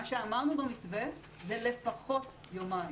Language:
Hebrew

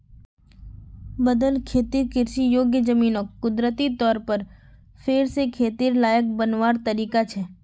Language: Magahi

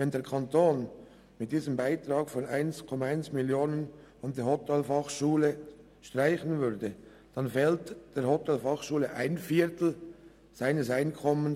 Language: Swiss German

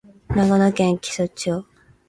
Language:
Japanese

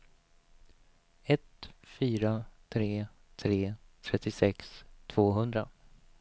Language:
Swedish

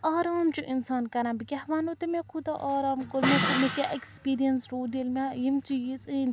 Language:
Kashmiri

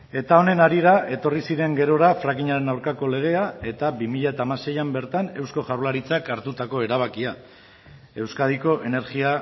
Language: Basque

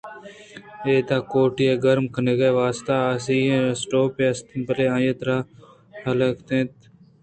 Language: Eastern Balochi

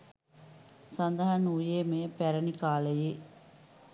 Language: Sinhala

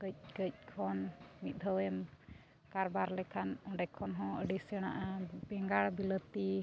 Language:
Santali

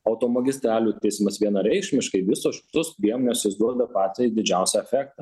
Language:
Lithuanian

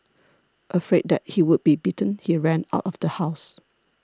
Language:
English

